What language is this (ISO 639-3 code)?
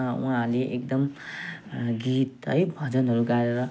nep